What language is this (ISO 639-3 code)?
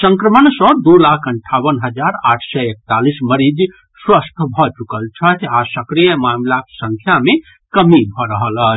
mai